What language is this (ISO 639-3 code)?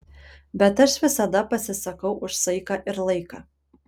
lit